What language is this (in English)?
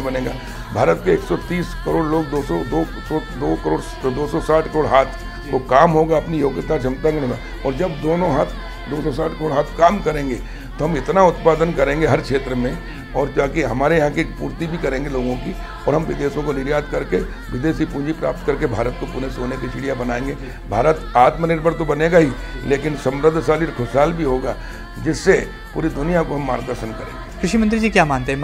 Hindi